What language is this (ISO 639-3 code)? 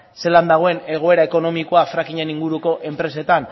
eus